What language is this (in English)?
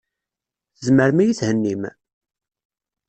Kabyle